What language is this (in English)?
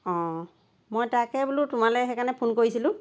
Assamese